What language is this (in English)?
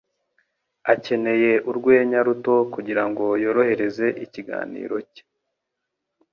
Kinyarwanda